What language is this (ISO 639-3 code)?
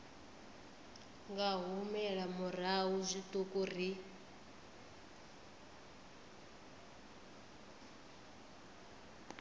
ven